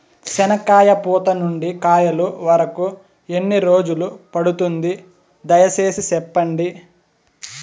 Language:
Telugu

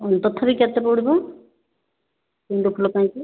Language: Odia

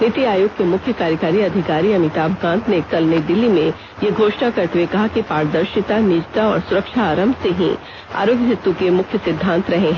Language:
Hindi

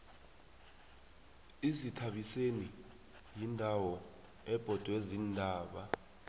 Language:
South Ndebele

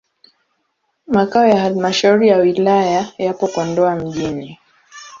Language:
Swahili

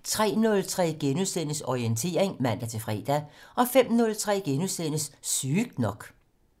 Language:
Danish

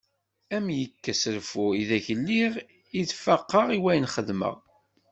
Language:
Kabyle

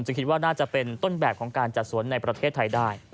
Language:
Thai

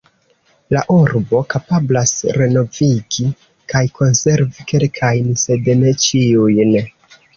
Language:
Esperanto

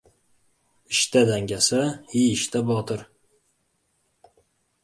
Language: Uzbek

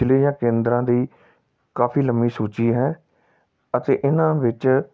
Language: Punjabi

